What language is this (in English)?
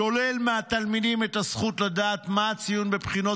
Hebrew